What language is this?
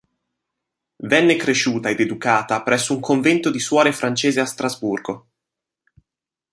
Italian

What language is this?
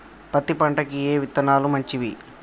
Telugu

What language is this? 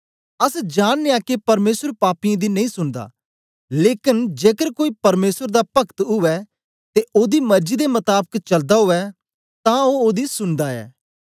Dogri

